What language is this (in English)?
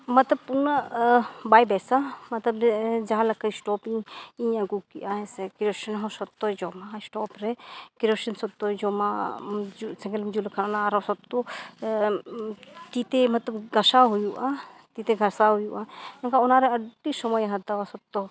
Santali